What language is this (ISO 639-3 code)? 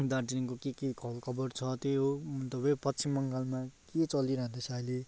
nep